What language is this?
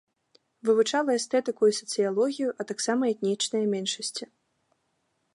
Belarusian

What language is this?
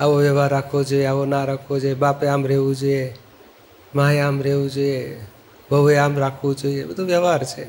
Gujarati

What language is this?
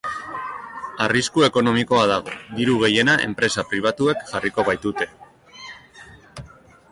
Basque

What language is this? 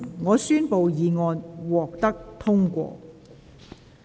Cantonese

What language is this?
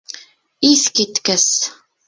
Bashkir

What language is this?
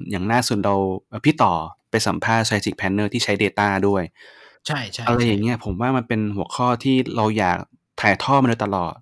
Thai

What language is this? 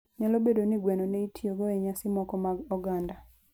Luo (Kenya and Tanzania)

